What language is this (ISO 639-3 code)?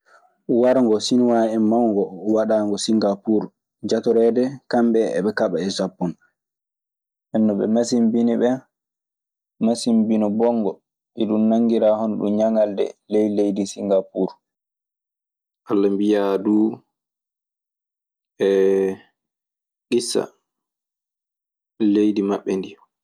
ffm